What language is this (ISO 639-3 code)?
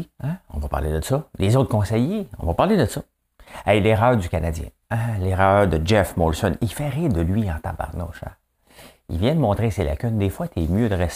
fra